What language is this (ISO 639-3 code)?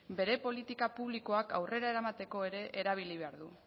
eus